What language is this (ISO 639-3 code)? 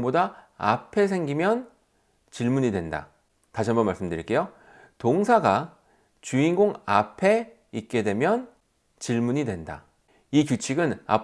kor